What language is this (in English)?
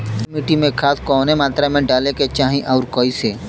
Bhojpuri